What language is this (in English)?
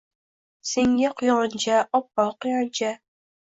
Uzbek